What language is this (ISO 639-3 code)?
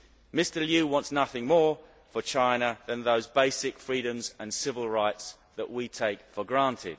eng